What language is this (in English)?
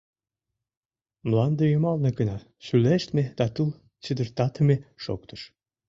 Mari